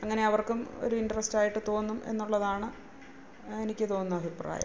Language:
Malayalam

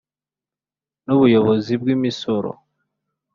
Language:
Kinyarwanda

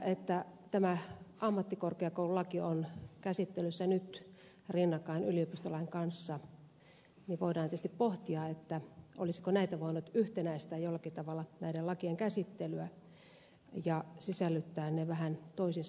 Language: Finnish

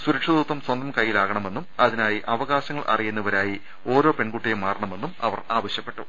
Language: Malayalam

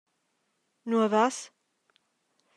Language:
Romansh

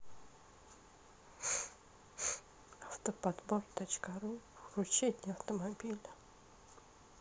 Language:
Russian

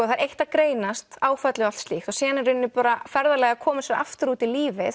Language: Icelandic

